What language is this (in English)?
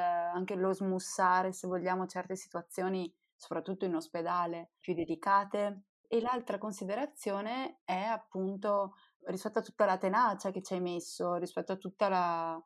Italian